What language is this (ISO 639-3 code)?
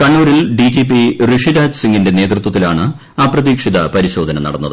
mal